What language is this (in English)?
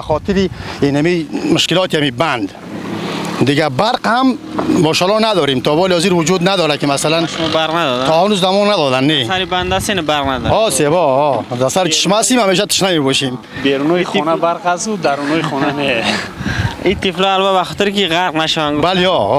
Persian